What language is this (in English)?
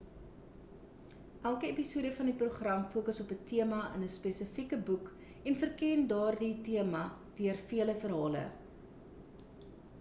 Afrikaans